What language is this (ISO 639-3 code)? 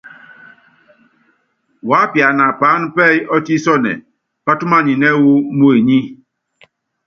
yav